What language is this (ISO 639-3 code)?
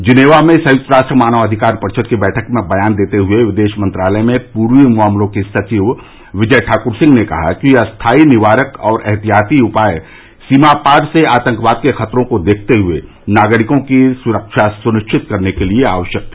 hin